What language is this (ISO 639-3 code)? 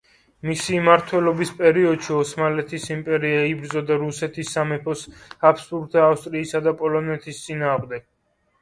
kat